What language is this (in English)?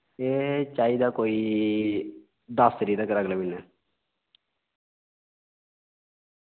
Dogri